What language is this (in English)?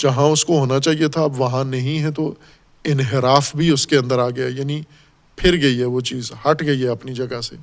Urdu